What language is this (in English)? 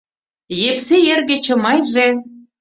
Mari